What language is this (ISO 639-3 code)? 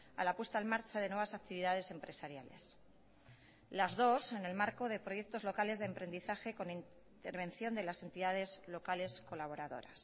spa